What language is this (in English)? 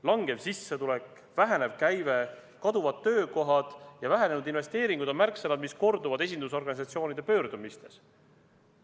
Estonian